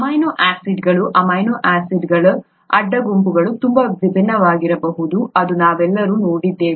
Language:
Kannada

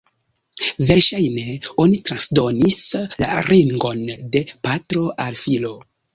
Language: Esperanto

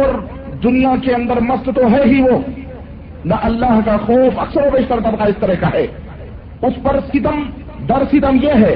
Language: Urdu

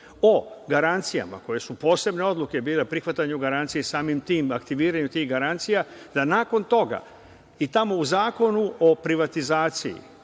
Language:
Serbian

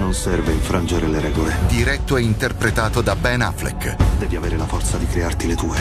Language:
Italian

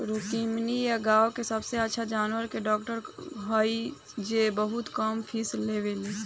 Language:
Bhojpuri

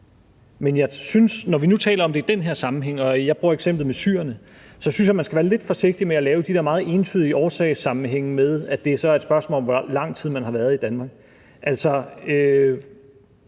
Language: Danish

